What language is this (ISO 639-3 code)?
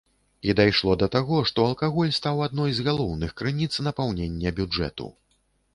bel